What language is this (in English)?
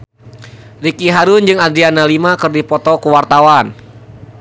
Sundanese